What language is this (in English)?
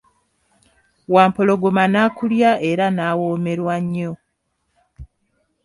Ganda